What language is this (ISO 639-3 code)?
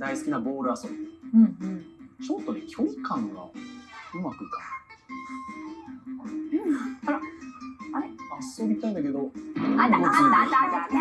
jpn